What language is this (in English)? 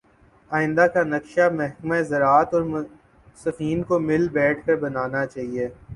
Urdu